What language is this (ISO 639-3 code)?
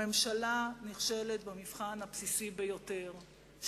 heb